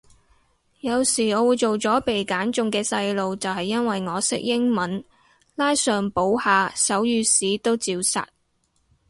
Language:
Cantonese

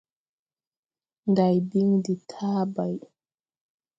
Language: Tupuri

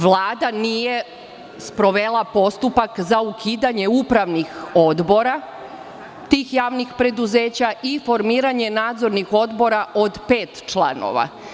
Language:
Serbian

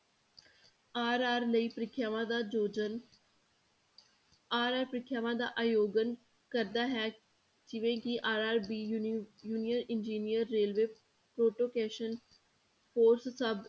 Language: Punjabi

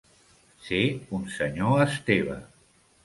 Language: Catalan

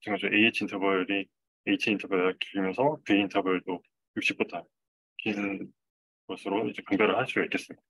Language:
Korean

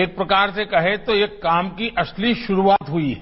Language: Hindi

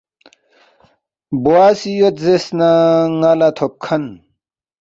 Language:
Balti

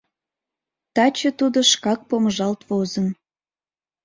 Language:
Mari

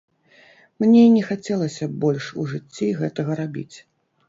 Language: Belarusian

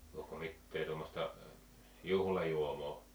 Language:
Finnish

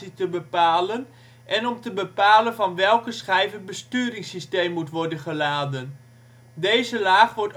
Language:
Dutch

